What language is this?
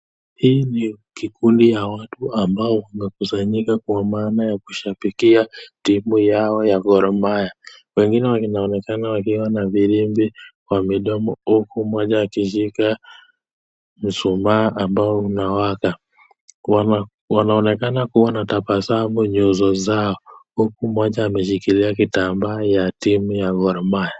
Swahili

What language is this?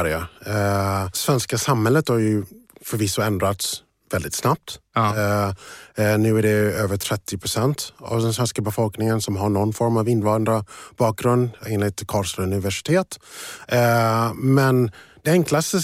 Swedish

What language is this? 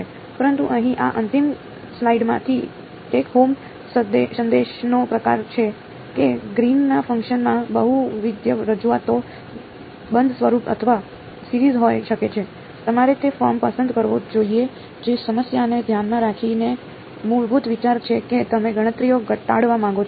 Gujarati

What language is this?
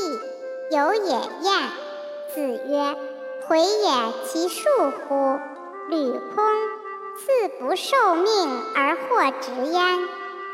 Chinese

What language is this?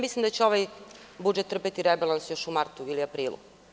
Serbian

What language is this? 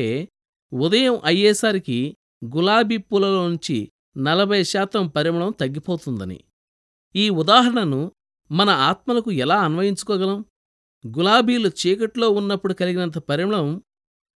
Telugu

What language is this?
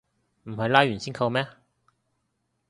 Cantonese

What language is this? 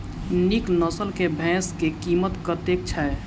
Maithili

